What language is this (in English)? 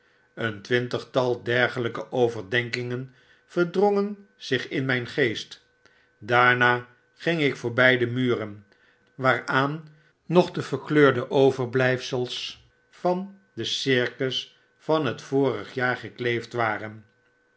Dutch